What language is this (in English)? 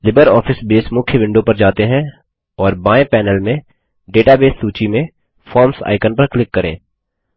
Hindi